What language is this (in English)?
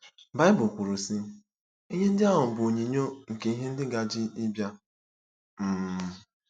Igbo